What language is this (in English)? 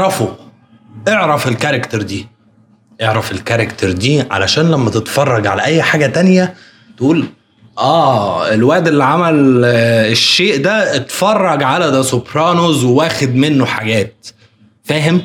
Arabic